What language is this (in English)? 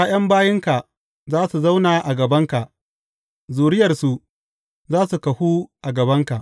Hausa